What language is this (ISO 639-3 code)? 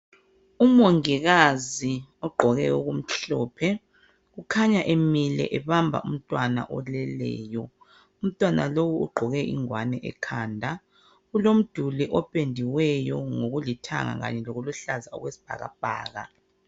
nde